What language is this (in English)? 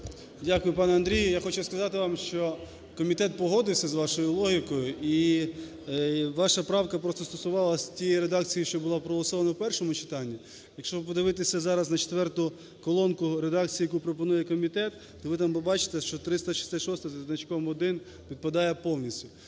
Ukrainian